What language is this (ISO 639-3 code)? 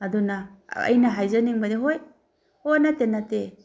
mni